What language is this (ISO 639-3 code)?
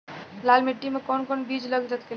bho